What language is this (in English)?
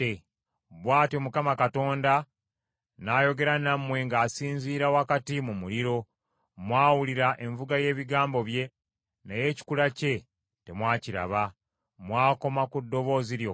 Ganda